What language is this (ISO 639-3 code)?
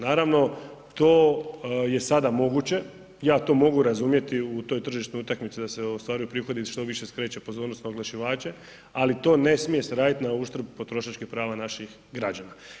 hrv